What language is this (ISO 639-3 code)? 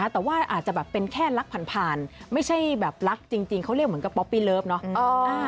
tha